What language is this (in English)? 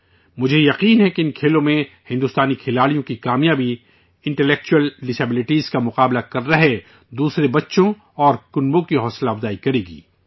Urdu